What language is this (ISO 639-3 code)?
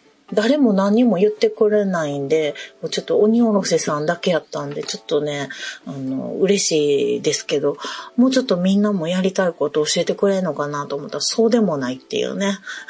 jpn